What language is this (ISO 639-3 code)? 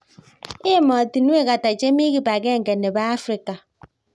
kln